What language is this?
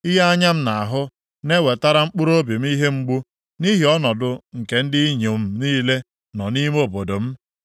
Igbo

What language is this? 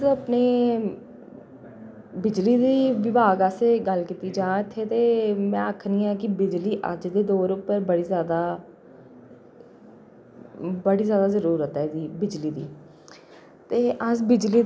Dogri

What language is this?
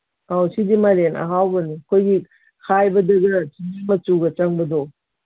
Manipuri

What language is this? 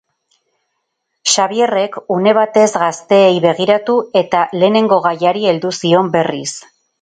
Basque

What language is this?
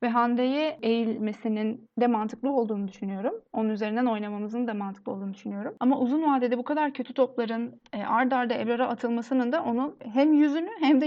Turkish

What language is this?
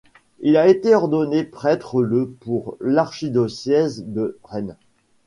French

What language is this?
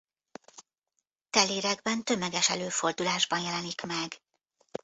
Hungarian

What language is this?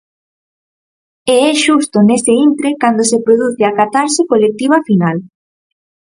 Galician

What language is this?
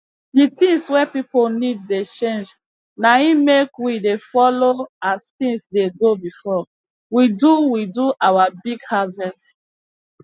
Nigerian Pidgin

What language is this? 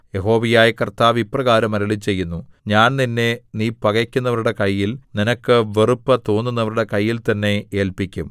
Malayalam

